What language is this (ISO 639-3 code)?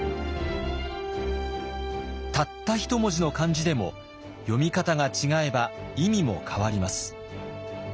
jpn